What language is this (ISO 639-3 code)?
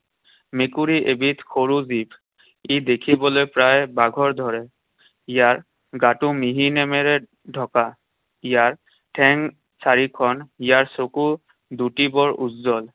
asm